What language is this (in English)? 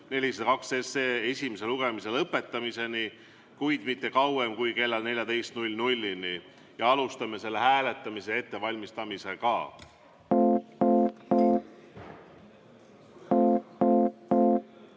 Estonian